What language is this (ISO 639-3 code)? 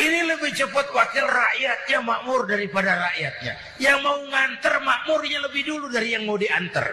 ind